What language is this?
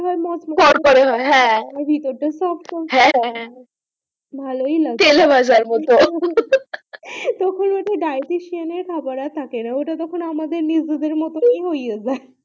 Bangla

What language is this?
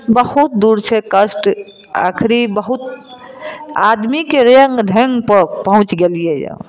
Maithili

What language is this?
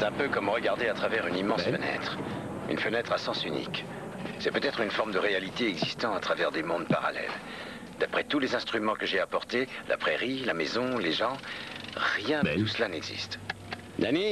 French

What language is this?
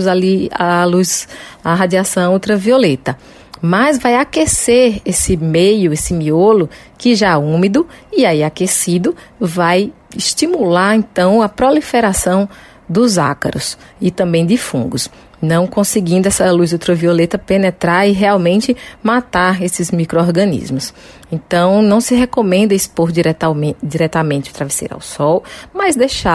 Portuguese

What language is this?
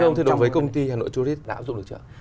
Vietnamese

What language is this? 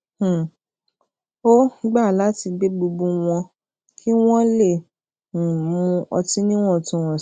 Yoruba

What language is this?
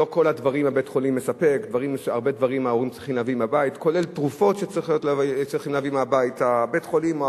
Hebrew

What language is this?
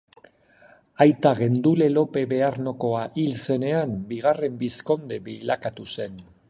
Basque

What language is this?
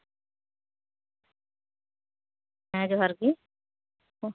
Santali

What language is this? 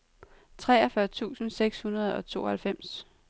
Danish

